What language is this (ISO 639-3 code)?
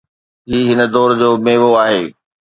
snd